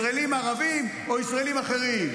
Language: Hebrew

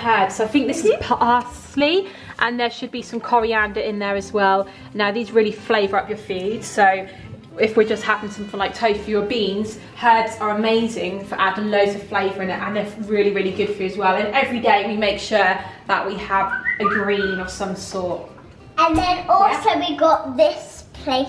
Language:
English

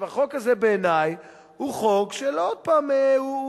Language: Hebrew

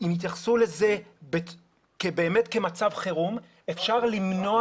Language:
Hebrew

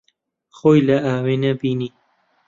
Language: Central Kurdish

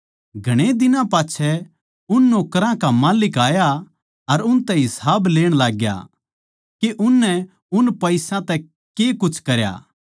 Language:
Haryanvi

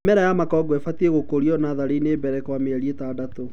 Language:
Kikuyu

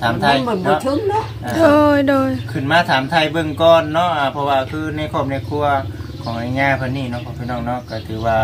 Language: Thai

